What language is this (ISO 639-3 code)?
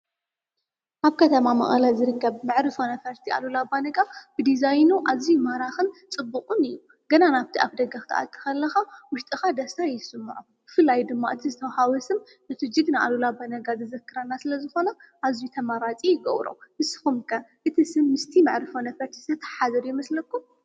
tir